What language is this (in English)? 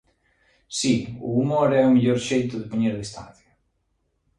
Galician